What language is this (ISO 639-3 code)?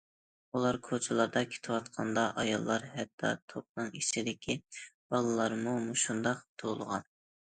uig